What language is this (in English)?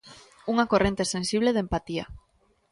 Galician